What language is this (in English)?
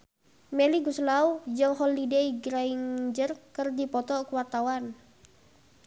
Sundanese